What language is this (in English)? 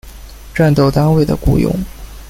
Chinese